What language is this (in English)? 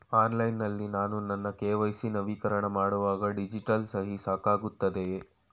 Kannada